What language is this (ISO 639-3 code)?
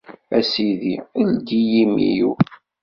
kab